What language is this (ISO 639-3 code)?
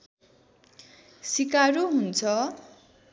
nep